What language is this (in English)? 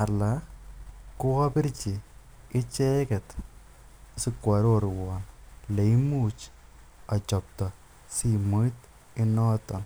Kalenjin